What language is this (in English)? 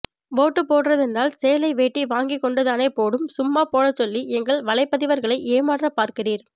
Tamil